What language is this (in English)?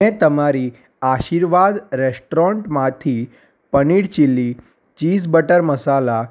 Gujarati